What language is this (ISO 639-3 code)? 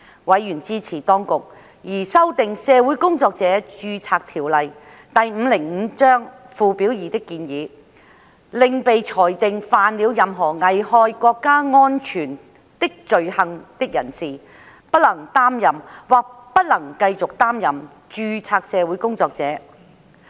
yue